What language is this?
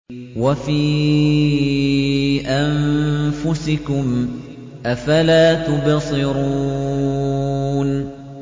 Arabic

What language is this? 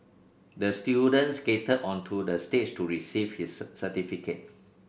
English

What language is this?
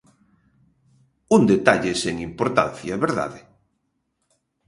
Galician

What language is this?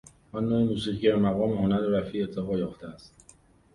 Persian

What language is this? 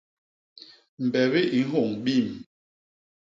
Basaa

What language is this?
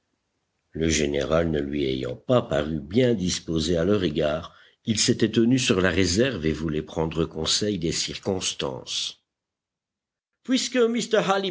French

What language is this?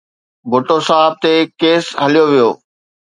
Sindhi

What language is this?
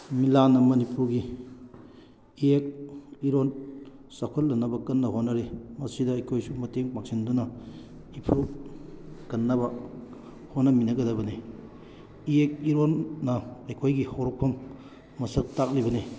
Manipuri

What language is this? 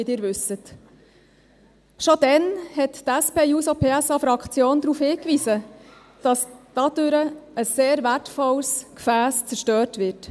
Swiss German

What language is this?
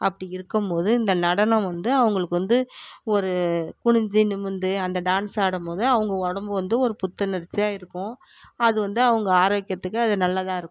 Tamil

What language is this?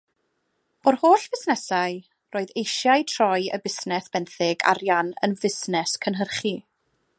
Welsh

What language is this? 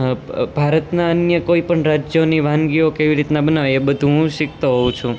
Gujarati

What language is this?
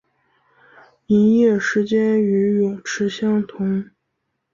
Chinese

